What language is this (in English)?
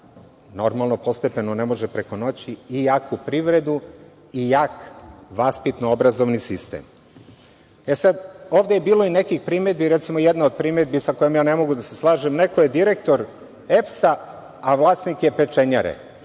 Serbian